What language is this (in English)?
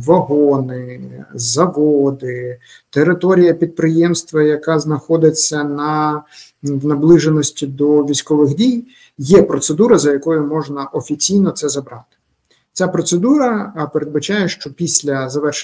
Ukrainian